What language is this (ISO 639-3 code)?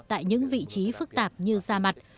vie